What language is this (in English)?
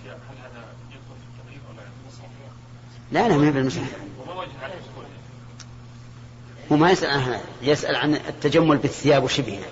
Arabic